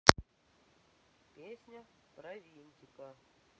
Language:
Russian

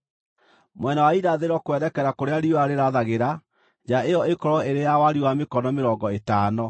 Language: Kikuyu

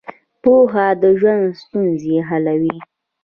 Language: Pashto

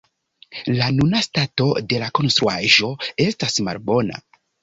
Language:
Esperanto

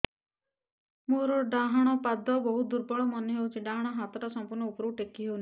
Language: Odia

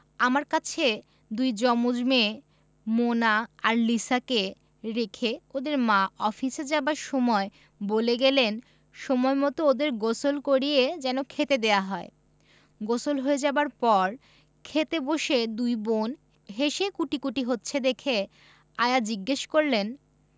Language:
Bangla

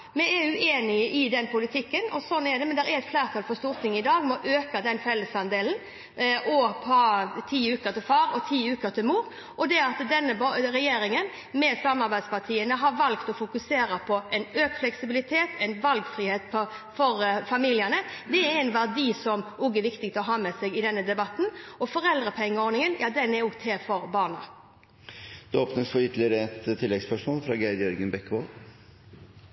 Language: Norwegian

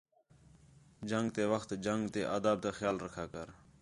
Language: Khetrani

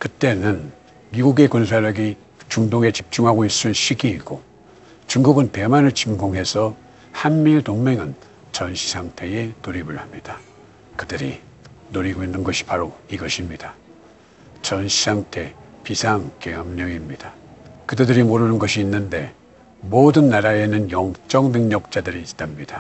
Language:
Korean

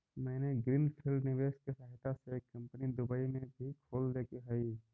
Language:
Magahi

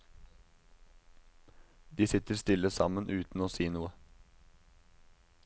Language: Norwegian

